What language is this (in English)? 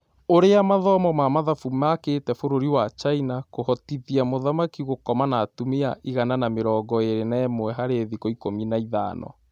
Kikuyu